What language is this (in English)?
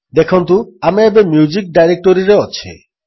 Odia